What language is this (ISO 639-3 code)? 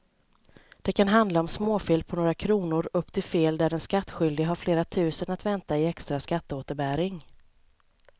swe